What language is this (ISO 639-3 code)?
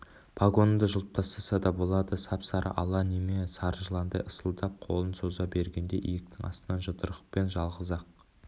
kaz